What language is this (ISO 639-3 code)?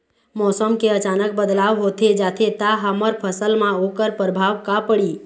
hne